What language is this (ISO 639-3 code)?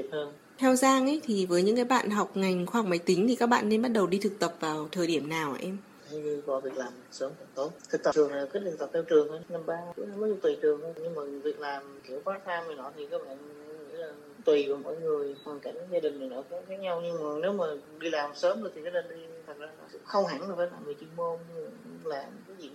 vie